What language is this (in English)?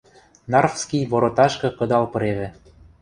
Western Mari